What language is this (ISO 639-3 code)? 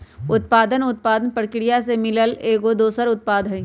mag